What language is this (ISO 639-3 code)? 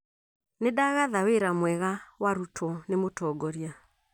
kik